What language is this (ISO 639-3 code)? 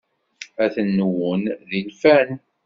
kab